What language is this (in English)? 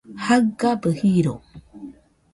Nüpode Huitoto